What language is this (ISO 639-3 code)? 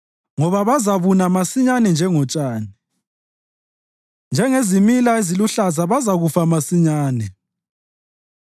nde